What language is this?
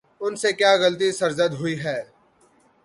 Urdu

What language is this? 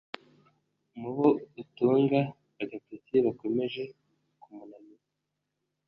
Kinyarwanda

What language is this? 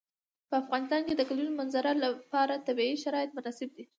Pashto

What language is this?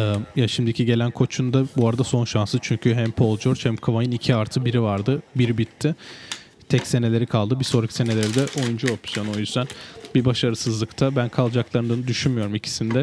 Turkish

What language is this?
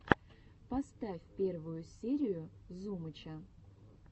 Russian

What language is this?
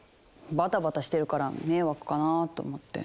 Japanese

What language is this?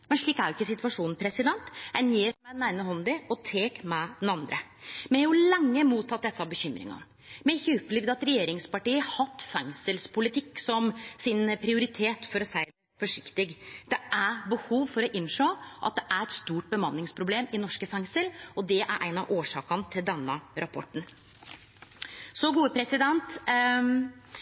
Norwegian Nynorsk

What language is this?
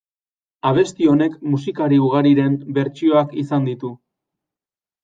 Basque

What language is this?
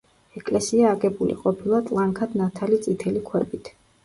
Georgian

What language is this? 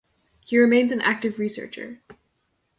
English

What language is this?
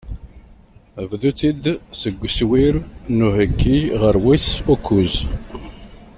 Kabyle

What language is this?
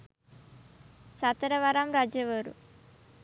Sinhala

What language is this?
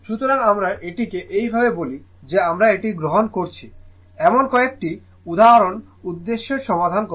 Bangla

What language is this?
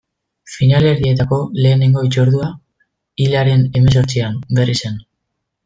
Basque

